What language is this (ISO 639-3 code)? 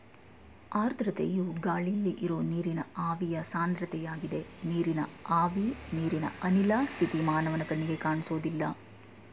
kan